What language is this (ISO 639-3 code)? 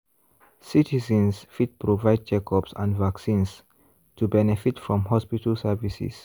pcm